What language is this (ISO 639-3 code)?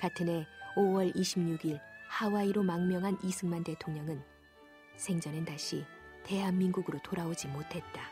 kor